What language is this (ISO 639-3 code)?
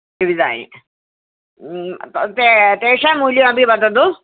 san